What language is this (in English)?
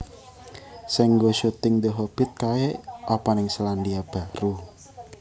Javanese